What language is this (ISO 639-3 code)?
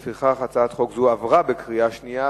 heb